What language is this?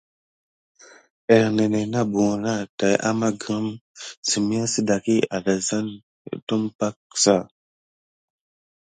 Gidar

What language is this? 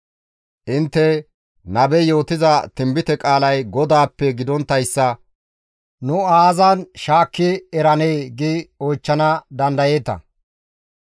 Gamo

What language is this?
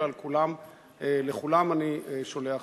Hebrew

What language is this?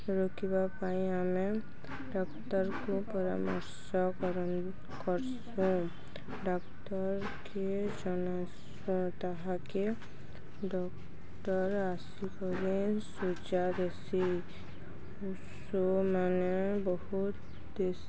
Odia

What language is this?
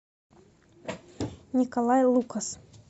Russian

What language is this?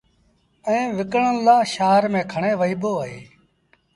Sindhi Bhil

